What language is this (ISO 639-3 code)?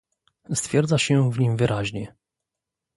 pol